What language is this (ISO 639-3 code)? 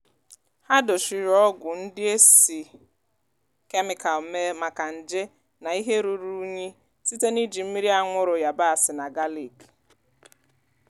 ibo